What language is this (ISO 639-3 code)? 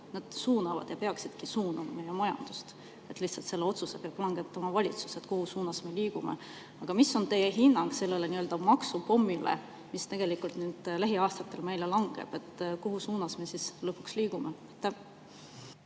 est